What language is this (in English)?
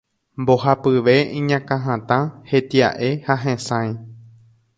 Guarani